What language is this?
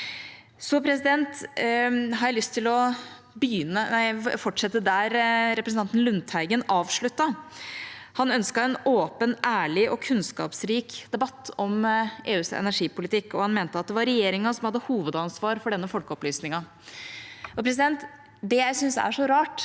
Norwegian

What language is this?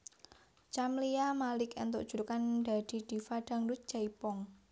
Javanese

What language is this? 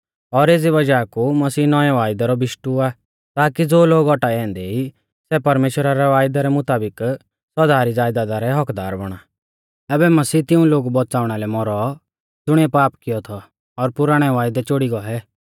Mahasu Pahari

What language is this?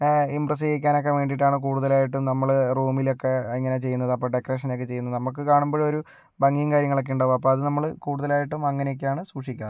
Malayalam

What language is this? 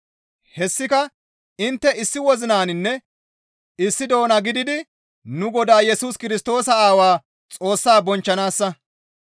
Gamo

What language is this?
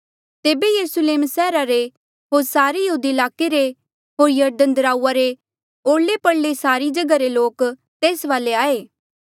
Mandeali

